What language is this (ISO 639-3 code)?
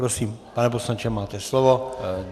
ces